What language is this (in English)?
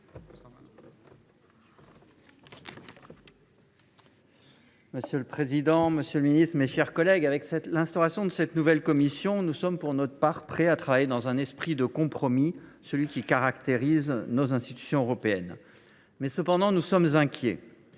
French